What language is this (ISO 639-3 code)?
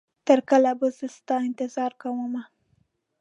pus